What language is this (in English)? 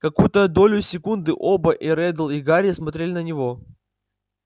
Russian